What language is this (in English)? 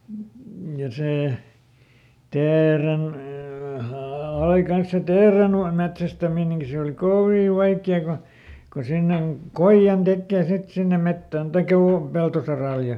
Finnish